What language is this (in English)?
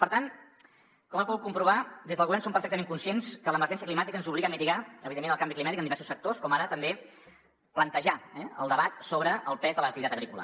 Catalan